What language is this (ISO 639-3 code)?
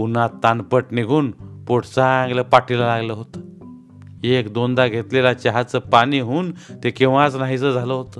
mar